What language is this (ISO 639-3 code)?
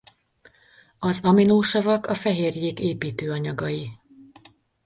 hun